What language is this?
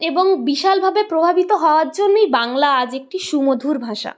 Bangla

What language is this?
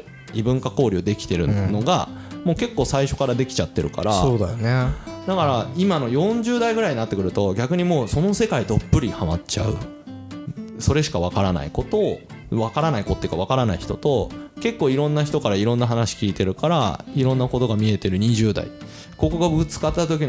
Japanese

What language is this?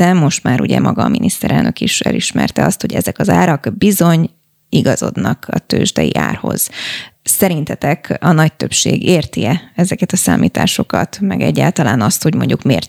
Hungarian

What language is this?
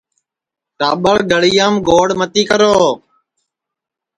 Sansi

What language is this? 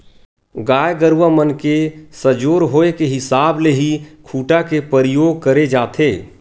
Chhattisgarhi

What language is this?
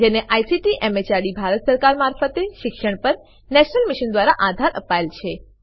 Gujarati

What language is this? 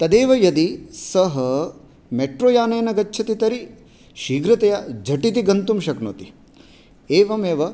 Sanskrit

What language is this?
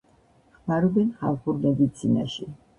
Georgian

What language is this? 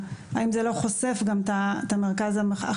Hebrew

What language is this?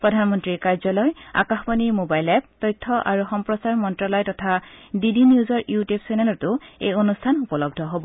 Assamese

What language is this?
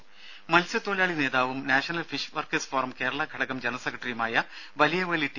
Malayalam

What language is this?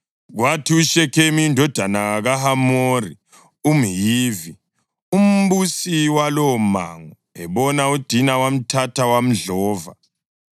North Ndebele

